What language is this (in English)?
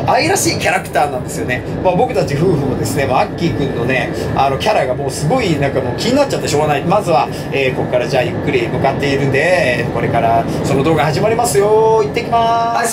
Japanese